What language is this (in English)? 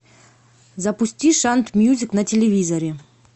Russian